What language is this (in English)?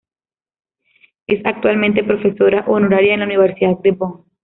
Spanish